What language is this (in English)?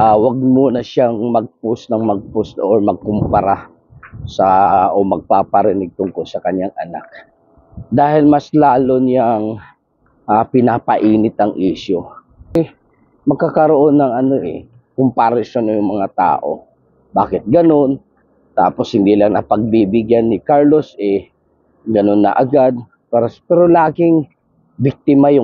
Filipino